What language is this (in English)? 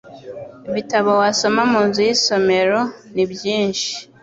Kinyarwanda